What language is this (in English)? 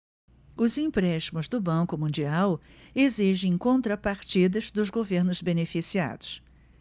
Portuguese